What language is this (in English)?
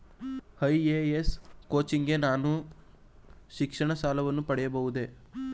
Kannada